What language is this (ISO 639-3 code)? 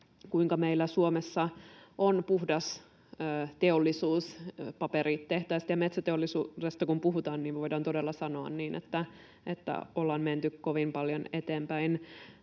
fin